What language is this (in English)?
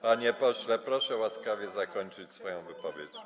Polish